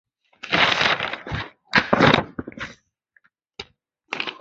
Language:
Chinese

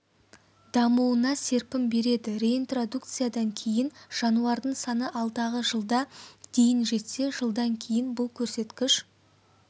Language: Kazakh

